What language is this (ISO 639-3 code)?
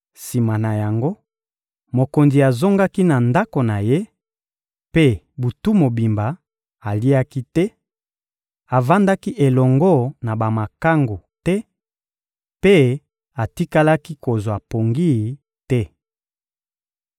lin